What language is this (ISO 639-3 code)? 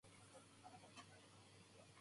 jpn